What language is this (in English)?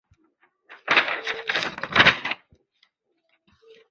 Chinese